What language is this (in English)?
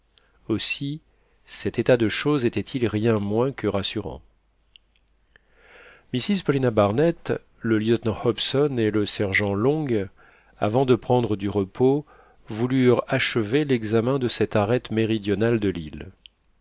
French